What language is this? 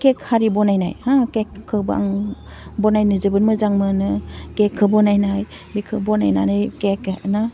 Bodo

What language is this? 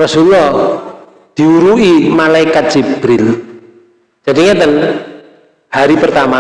Indonesian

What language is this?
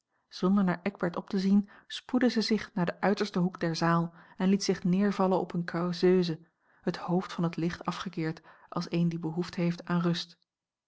Dutch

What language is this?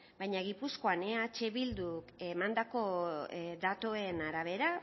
Basque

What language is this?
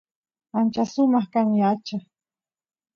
Santiago del Estero Quichua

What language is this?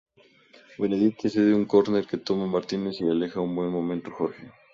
Spanish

